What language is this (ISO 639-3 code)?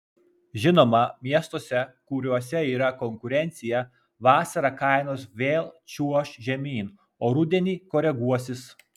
lit